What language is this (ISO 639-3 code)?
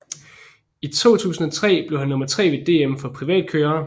dan